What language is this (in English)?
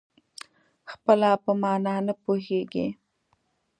Pashto